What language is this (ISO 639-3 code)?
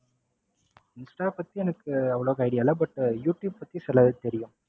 tam